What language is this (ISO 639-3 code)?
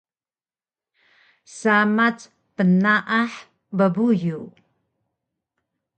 trv